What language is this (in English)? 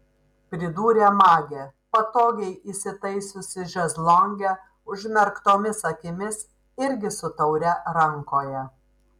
Lithuanian